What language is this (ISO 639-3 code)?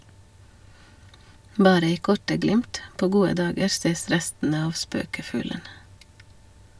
nor